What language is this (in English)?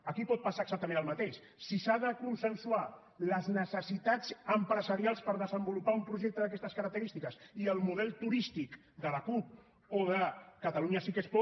Catalan